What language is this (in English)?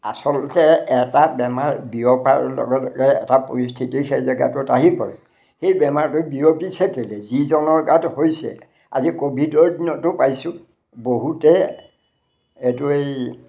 Assamese